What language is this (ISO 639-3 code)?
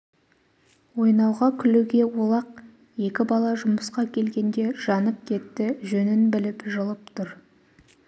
kaz